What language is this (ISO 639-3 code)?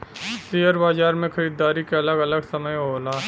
bho